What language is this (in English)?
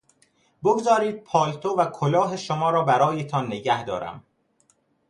Persian